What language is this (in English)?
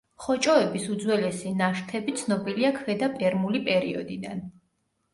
Georgian